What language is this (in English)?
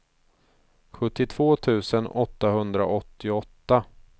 Swedish